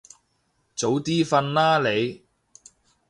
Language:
Cantonese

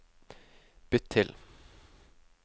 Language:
Norwegian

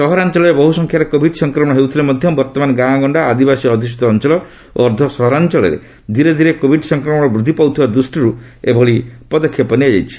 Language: Odia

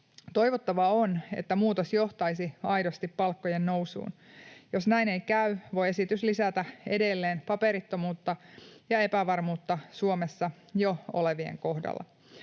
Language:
Finnish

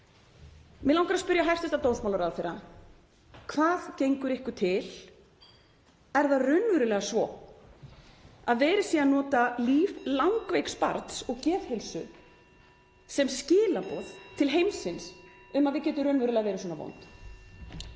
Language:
Icelandic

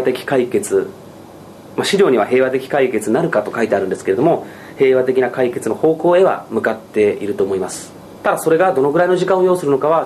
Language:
Japanese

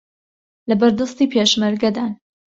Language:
Central Kurdish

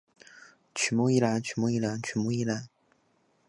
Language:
Chinese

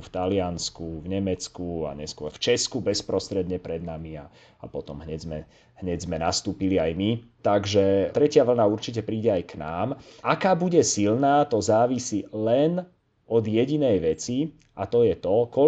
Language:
Slovak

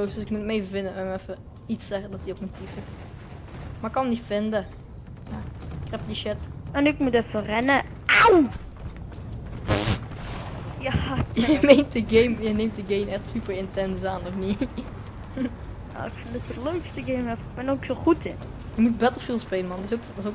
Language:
Dutch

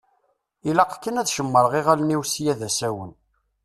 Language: Kabyle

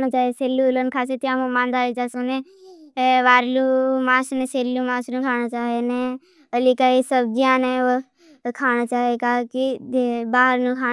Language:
Bhili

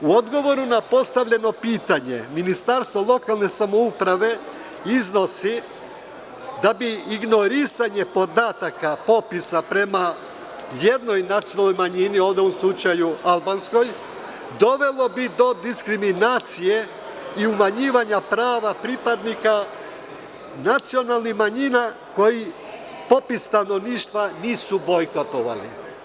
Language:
Serbian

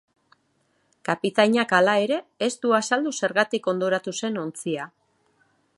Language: Basque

